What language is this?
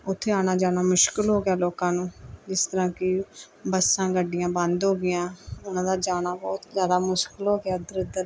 Punjabi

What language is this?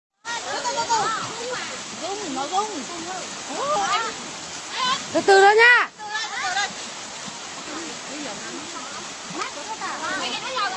Vietnamese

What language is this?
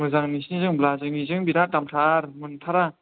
Bodo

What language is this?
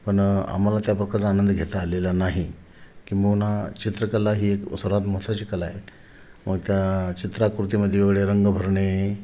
Marathi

